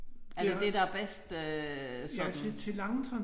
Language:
Danish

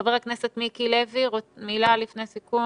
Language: Hebrew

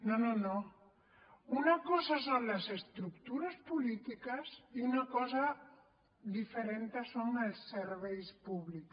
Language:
Catalan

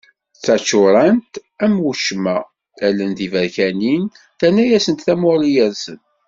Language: Kabyle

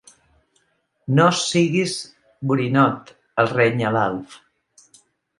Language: Catalan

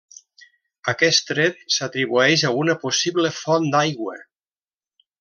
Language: Catalan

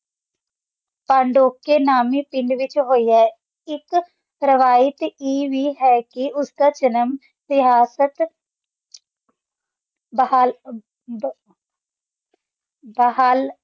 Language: Punjabi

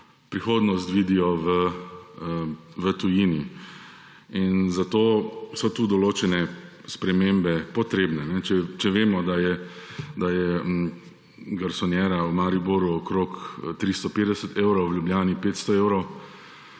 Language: Slovenian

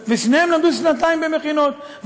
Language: Hebrew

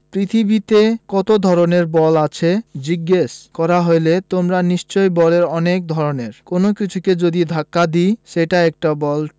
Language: Bangla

